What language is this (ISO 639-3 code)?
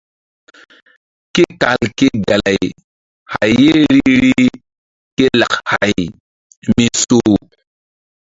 mdd